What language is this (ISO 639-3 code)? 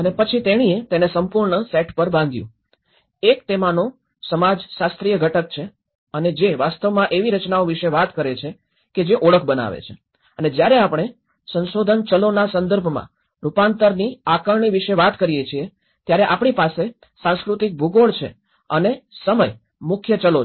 guj